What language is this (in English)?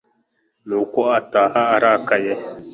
Kinyarwanda